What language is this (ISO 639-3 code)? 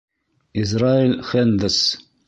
bak